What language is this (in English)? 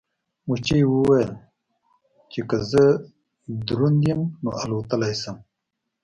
Pashto